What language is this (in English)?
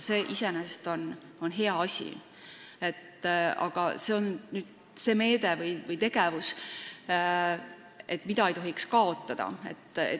Estonian